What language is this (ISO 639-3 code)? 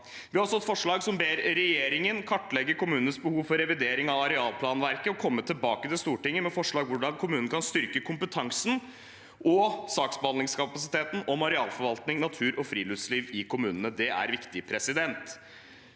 nor